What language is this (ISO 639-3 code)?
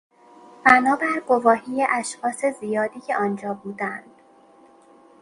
fas